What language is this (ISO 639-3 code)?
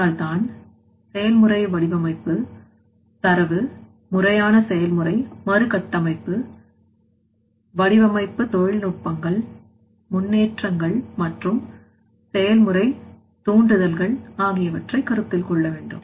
tam